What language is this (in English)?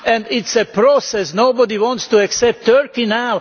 English